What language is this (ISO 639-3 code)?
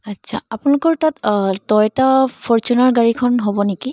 asm